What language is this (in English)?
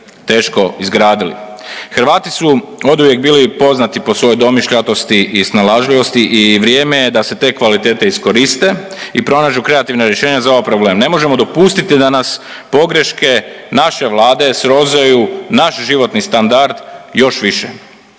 Croatian